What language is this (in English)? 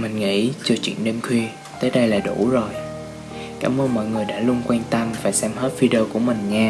Vietnamese